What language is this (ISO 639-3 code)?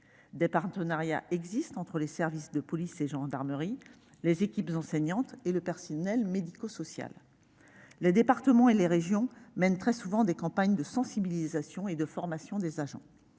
fra